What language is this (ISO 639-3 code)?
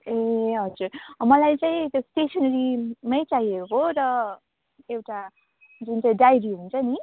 nep